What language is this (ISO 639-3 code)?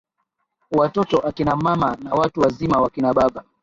swa